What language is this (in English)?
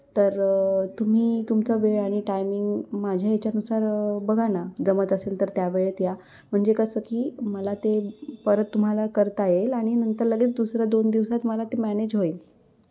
Marathi